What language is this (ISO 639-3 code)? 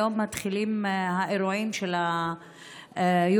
heb